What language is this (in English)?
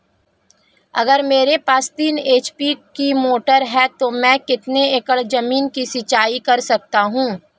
Hindi